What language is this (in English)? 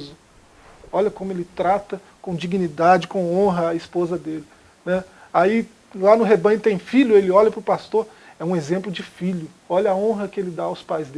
Portuguese